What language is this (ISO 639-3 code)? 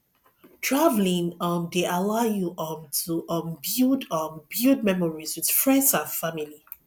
pcm